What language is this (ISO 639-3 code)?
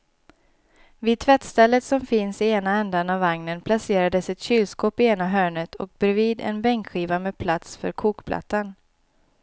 swe